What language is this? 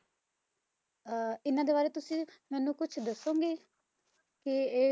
Punjabi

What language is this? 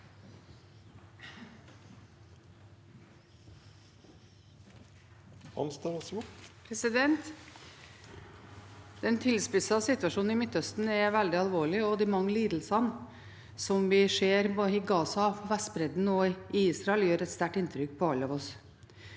Norwegian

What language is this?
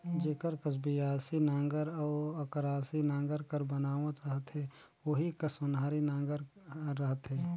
Chhattisgarhi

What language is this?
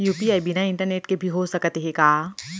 Chhattisgarhi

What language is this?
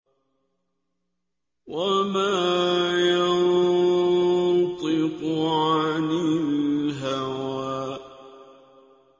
Arabic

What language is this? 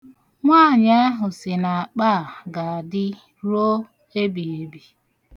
Igbo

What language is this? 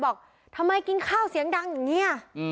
Thai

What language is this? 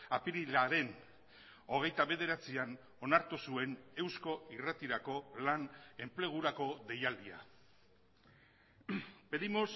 Basque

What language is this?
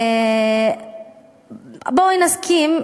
Hebrew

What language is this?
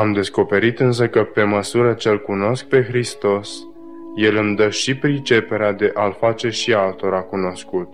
Romanian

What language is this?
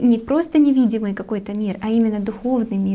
Russian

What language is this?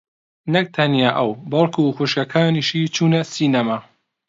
Central Kurdish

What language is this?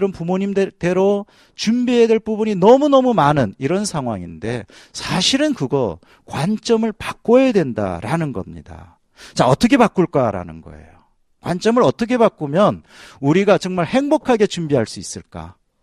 Korean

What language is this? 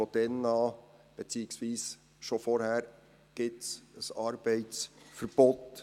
Swiss German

